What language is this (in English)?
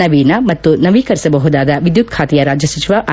Kannada